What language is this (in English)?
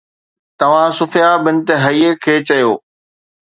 Sindhi